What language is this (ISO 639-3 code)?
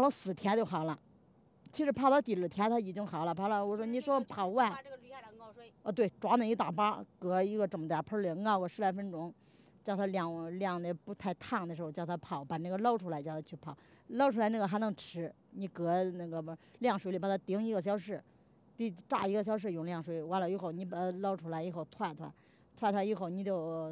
zho